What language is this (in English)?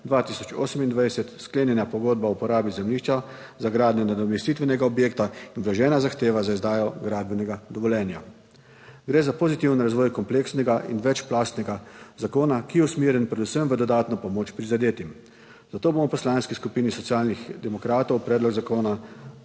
Slovenian